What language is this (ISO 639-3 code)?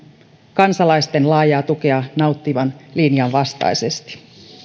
fin